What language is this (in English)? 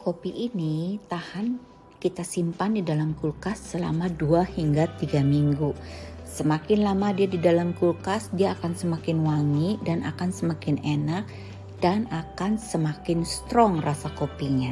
Indonesian